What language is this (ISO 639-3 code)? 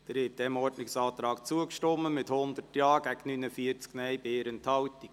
gsw